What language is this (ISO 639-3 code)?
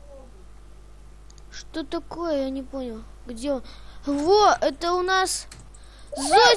rus